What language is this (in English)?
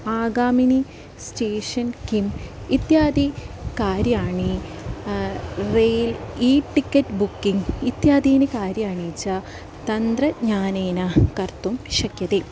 Sanskrit